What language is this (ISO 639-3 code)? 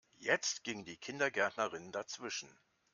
deu